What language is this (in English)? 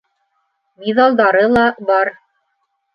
Bashkir